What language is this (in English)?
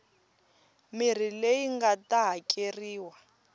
Tsonga